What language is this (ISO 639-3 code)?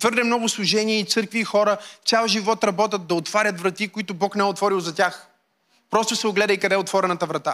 bul